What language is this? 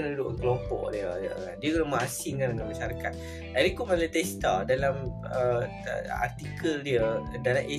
Malay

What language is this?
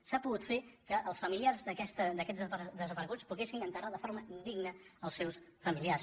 Catalan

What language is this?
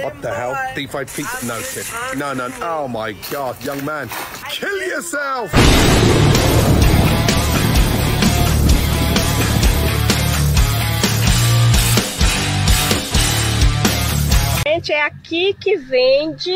Portuguese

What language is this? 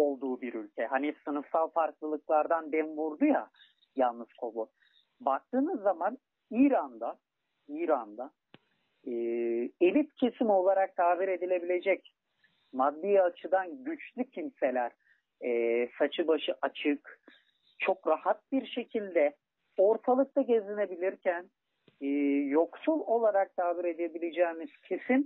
Turkish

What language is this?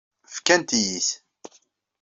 Kabyle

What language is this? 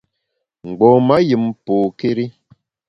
Bamun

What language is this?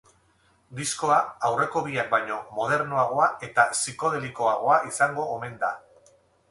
Basque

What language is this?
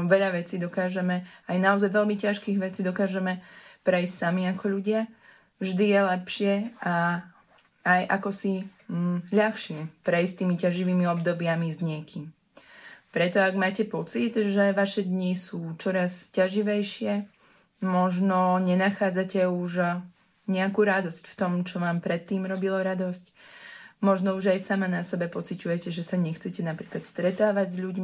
Slovak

